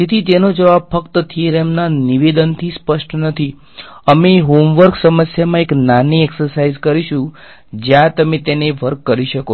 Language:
Gujarati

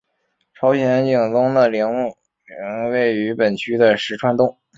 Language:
Chinese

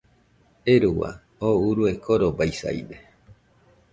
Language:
Nüpode Huitoto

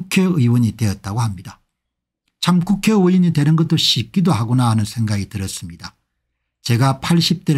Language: Korean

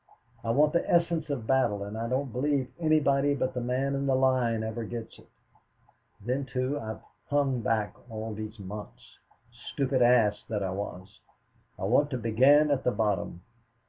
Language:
English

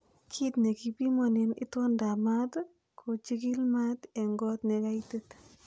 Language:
Kalenjin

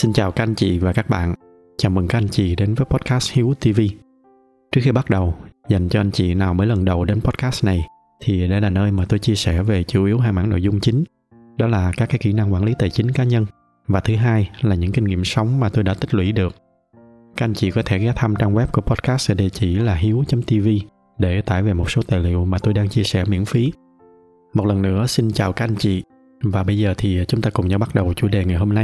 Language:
Vietnamese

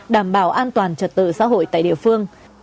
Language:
Vietnamese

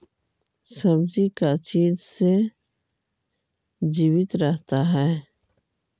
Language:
Magahi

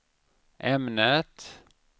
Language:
Swedish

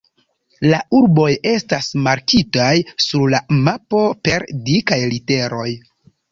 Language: Esperanto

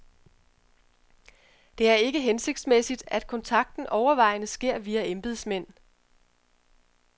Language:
Danish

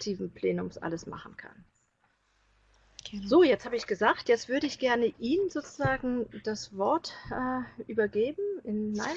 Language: German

